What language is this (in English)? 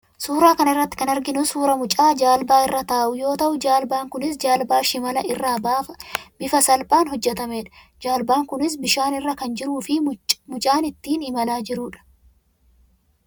Oromo